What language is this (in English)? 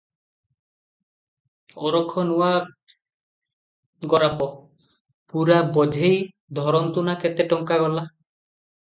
Odia